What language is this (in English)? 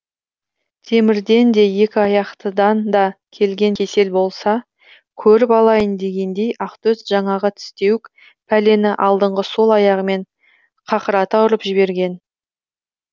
Kazakh